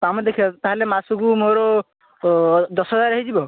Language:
Odia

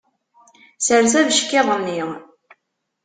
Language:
Kabyle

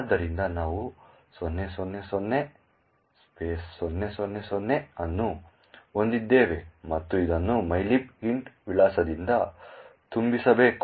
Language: Kannada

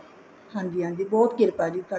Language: Punjabi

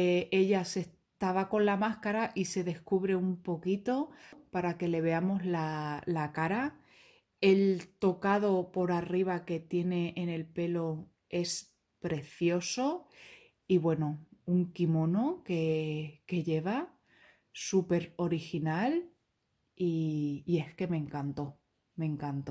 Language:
Spanish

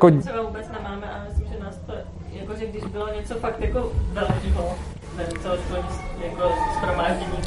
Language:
Czech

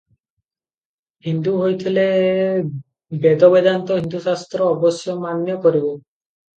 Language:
Odia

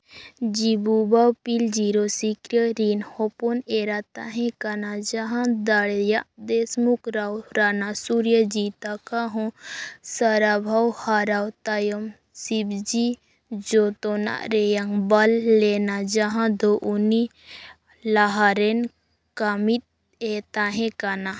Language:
Santali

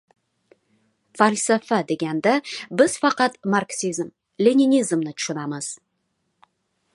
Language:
Uzbek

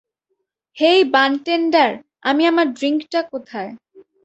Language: Bangla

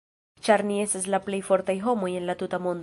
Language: Esperanto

